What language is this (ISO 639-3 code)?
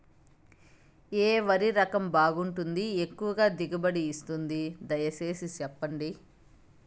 tel